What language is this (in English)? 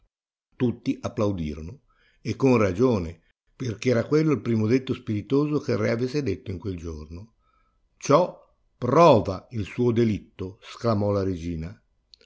Italian